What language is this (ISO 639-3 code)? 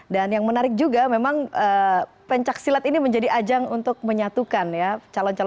ind